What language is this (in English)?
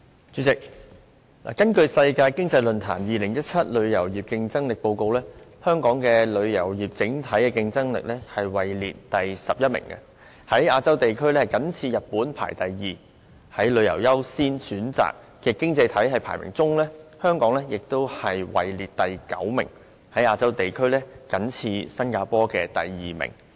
Cantonese